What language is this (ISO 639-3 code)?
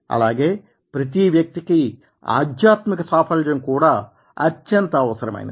tel